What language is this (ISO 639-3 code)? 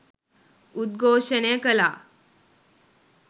sin